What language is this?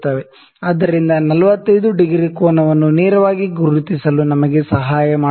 Kannada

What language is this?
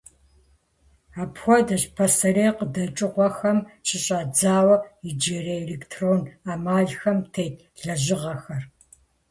Kabardian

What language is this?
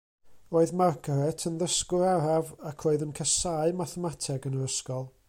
Welsh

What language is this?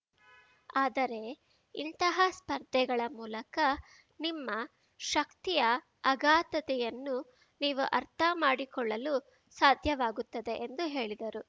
Kannada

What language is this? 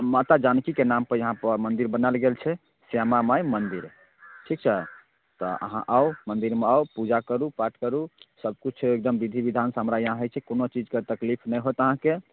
Maithili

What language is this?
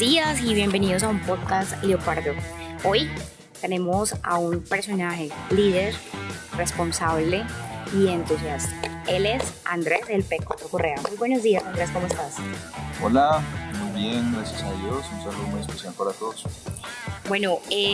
Spanish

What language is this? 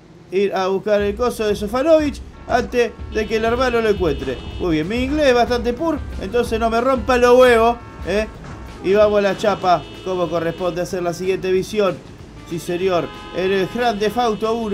Spanish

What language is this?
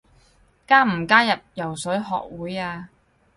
Cantonese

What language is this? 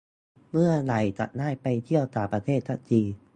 Thai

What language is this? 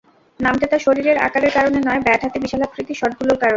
Bangla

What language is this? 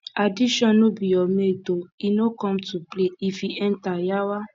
Nigerian Pidgin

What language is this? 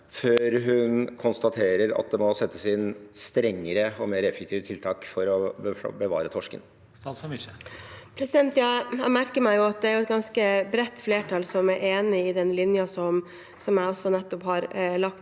Norwegian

